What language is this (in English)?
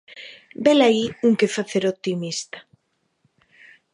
Galician